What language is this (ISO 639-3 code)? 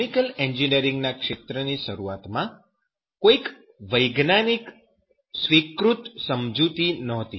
guj